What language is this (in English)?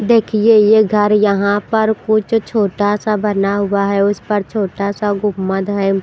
Hindi